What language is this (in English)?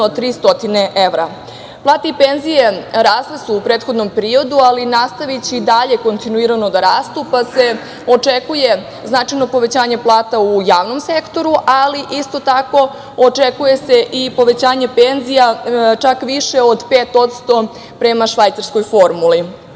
Serbian